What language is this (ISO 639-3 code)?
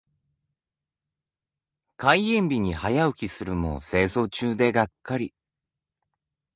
jpn